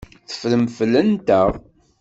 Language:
Kabyle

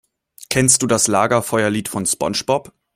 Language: German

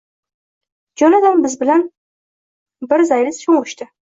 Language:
Uzbek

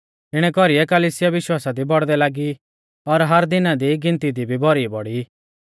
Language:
Mahasu Pahari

